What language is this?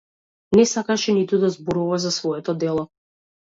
Macedonian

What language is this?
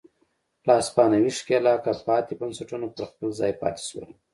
Pashto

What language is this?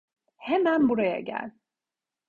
Turkish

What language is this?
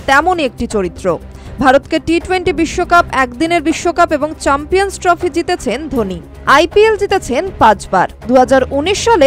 Bangla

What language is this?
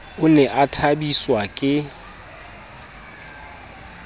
Southern Sotho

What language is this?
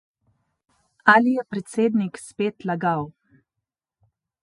Slovenian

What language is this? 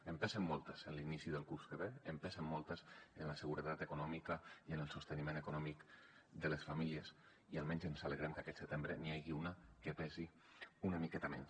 Catalan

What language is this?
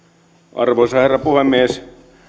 Finnish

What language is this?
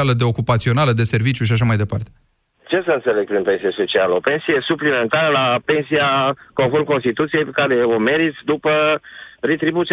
Romanian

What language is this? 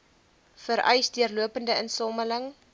Afrikaans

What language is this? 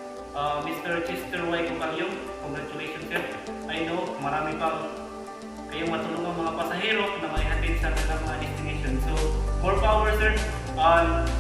Filipino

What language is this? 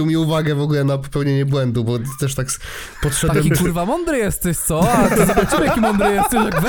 Polish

